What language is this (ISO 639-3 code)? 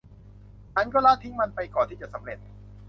tha